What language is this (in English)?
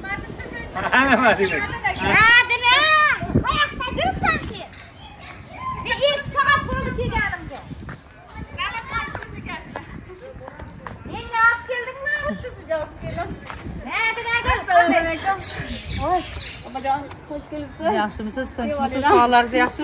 Turkish